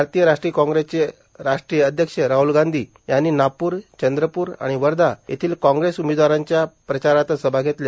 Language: Marathi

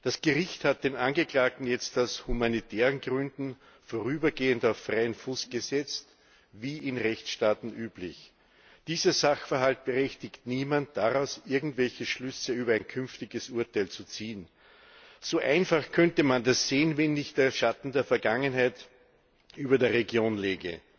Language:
German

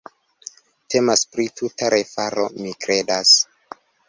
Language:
Esperanto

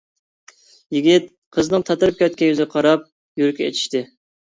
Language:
Uyghur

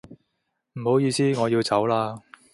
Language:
Cantonese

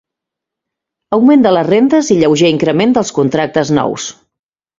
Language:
Catalan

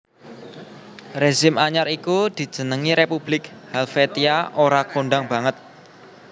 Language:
Javanese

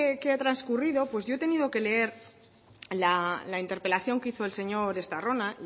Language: Spanish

